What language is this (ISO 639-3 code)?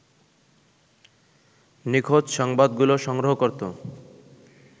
ben